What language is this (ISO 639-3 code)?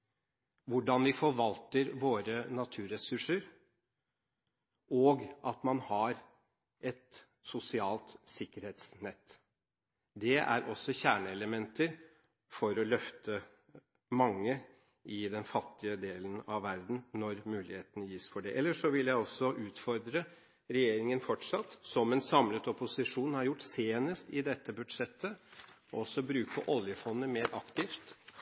nob